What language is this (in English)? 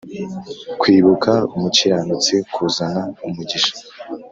Kinyarwanda